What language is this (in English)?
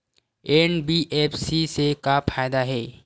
Chhattisgarhi